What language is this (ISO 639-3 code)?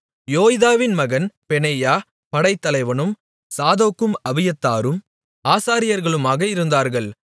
tam